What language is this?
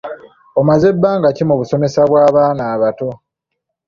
Ganda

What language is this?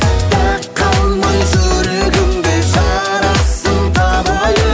Kazakh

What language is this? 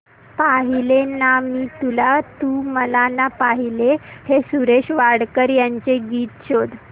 Marathi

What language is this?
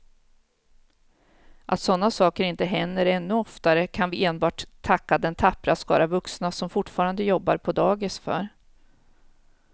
Swedish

